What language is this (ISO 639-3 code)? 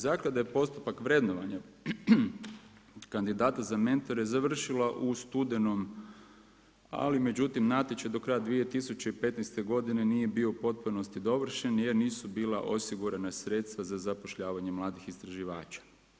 hrv